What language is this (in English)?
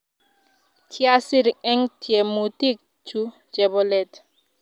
Kalenjin